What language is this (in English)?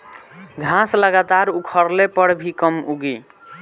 Bhojpuri